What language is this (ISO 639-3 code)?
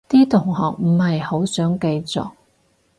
yue